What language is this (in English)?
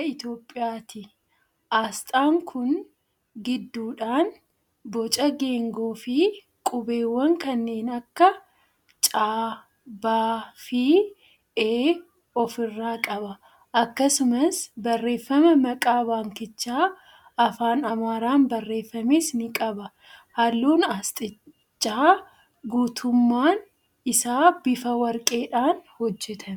Oromo